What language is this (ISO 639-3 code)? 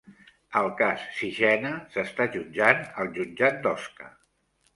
cat